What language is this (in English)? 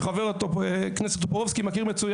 Hebrew